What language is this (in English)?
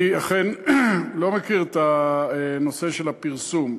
Hebrew